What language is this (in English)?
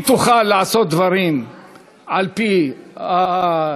Hebrew